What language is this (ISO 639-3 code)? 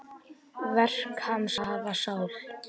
isl